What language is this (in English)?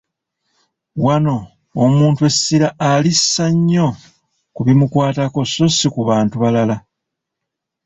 Ganda